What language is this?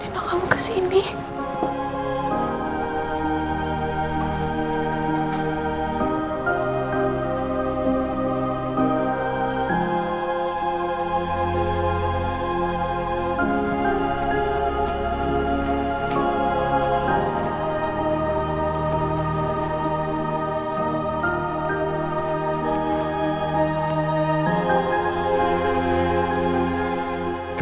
Indonesian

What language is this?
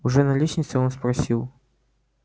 Russian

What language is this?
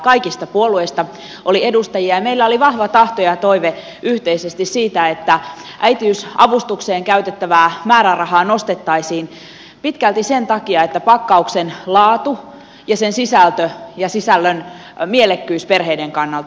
Finnish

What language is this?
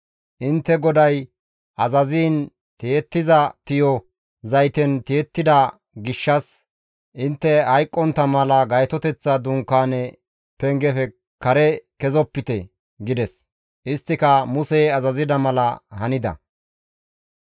Gamo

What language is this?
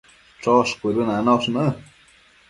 Matsés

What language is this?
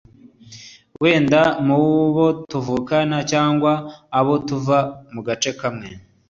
Kinyarwanda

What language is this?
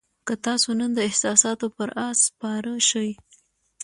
Pashto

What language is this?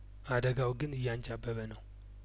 Amharic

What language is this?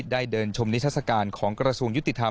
Thai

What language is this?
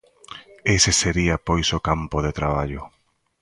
Galician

